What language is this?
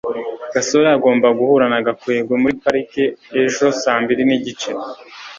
Kinyarwanda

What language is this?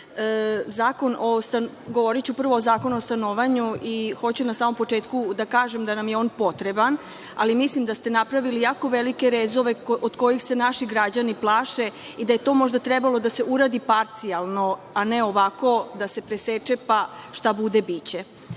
Serbian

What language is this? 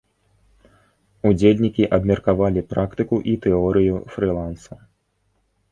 Belarusian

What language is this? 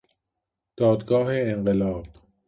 Persian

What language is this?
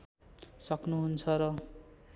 Nepali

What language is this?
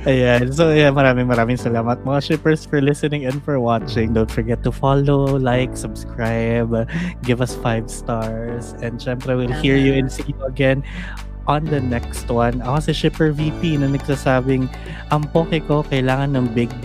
Filipino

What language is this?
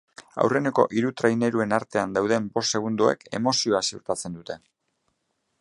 Basque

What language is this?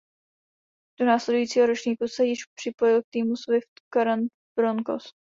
Czech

